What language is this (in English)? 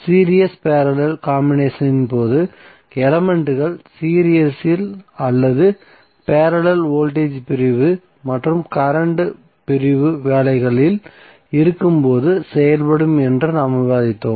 Tamil